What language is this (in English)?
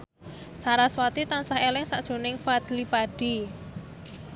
Javanese